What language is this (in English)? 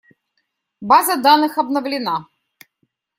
Russian